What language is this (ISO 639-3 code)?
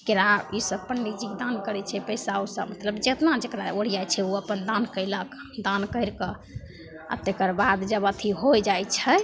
mai